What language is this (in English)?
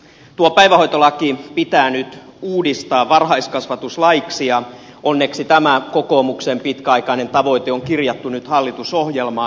Finnish